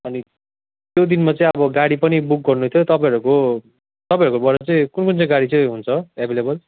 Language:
Nepali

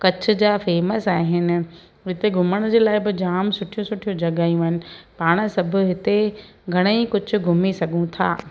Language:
Sindhi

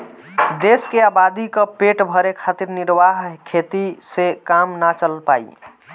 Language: Bhojpuri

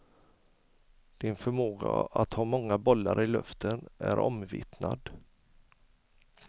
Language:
Swedish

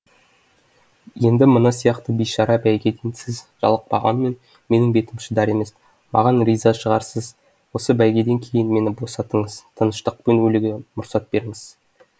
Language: Kazakh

